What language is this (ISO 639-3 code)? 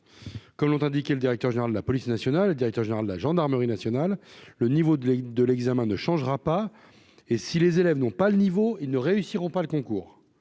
fra